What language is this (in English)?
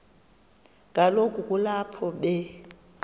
Xhosa